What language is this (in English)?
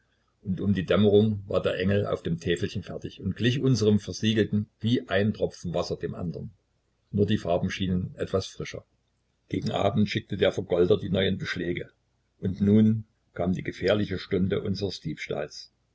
German